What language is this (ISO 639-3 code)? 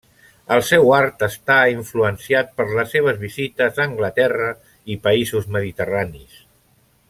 cat